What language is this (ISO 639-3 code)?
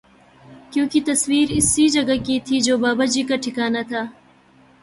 urd